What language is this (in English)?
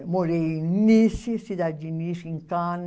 Portuguese